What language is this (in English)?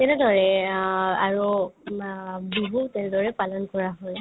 Assamese